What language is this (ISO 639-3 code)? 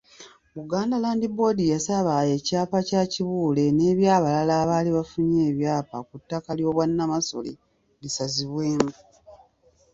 lug